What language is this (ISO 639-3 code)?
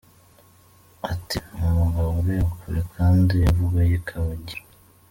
kin